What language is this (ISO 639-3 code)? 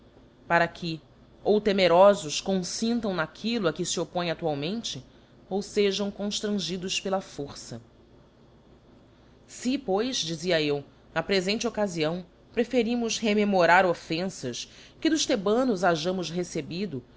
por